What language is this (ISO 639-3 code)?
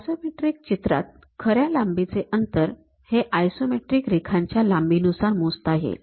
mar